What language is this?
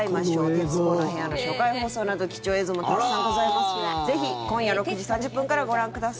Japanese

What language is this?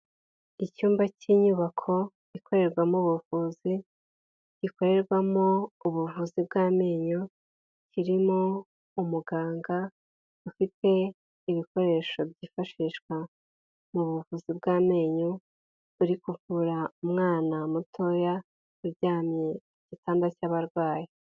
Kinyarwanda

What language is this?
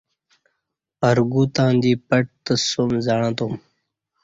Kati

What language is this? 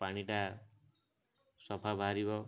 Odia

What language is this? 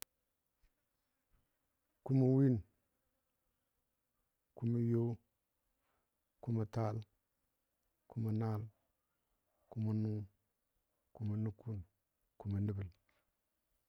Dadiya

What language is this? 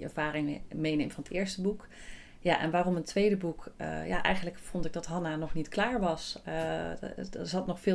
Dutch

